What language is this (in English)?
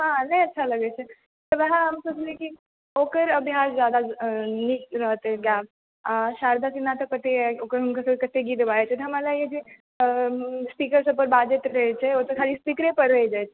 Maithili